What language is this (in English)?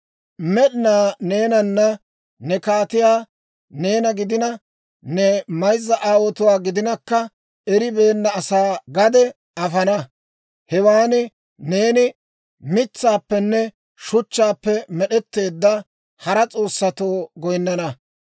Dawro